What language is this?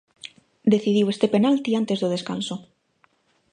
Galician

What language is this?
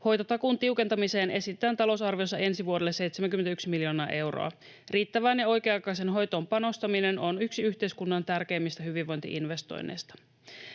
Finnish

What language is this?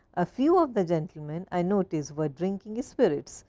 English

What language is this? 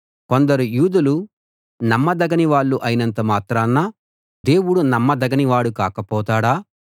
Telugu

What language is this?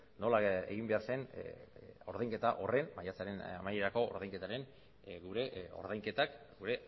Basque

